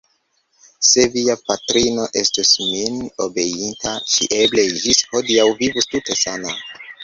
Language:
Esperanto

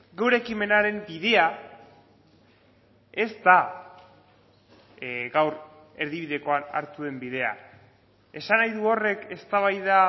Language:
Basque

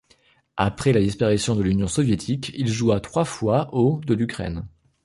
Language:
French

